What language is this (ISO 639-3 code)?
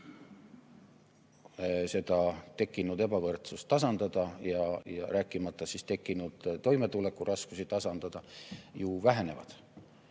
est